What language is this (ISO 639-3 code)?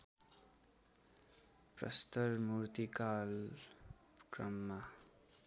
nep